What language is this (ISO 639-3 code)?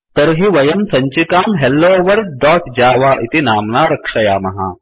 san